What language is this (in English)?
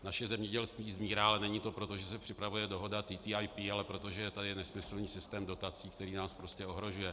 Czech